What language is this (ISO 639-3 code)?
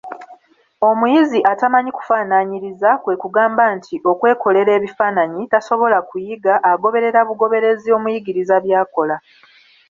lug